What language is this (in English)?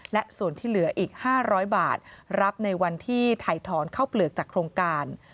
Thai